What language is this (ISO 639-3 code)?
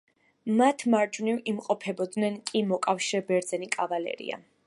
kat